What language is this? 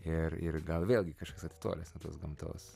Lithuanian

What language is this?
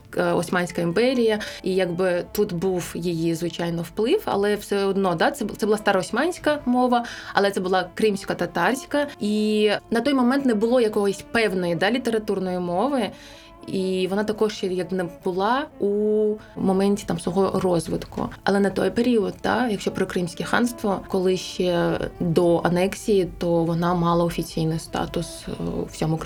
Ukrainian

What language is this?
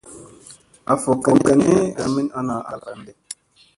Musey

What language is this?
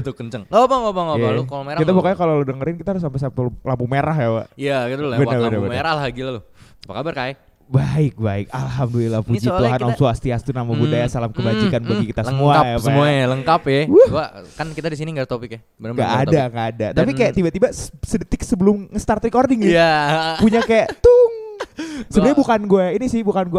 Indonesian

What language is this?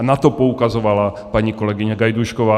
Czech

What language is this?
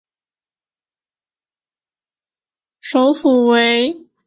Chinese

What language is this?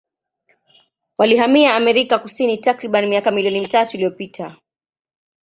Swahili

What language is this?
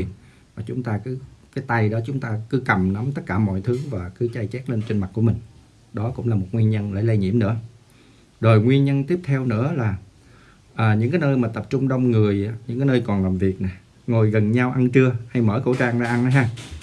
Vietnamese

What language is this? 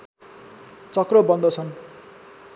Nepali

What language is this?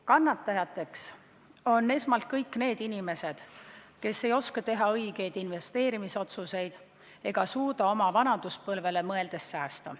Estonian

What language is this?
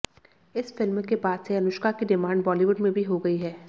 Hindi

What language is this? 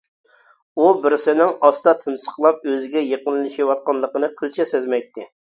Uyghur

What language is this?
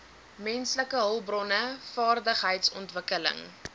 Afrikaans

